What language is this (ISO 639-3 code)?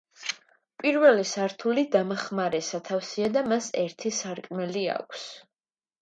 kat